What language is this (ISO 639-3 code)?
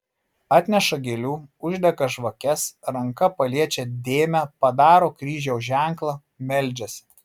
lit